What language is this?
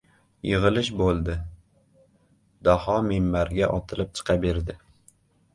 Uzbek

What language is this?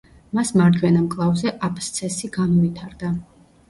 Georgian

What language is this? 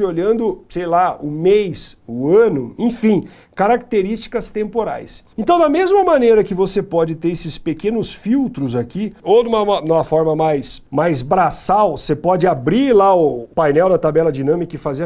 Portuguese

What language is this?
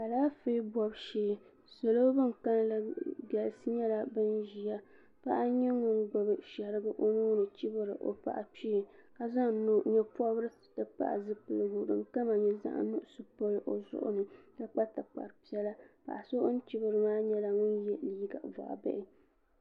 Dagbani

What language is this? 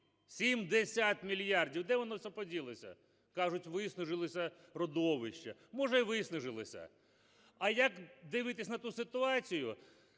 Ukrainian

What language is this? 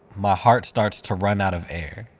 English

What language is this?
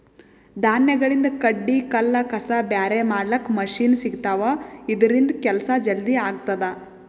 Kannada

